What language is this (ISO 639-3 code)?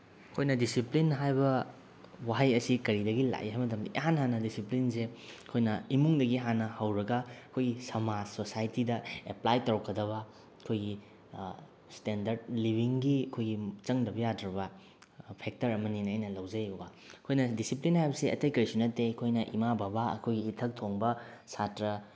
mni